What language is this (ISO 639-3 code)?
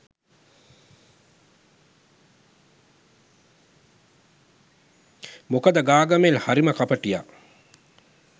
sin